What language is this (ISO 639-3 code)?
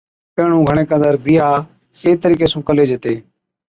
odk